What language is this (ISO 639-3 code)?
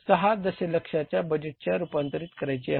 mar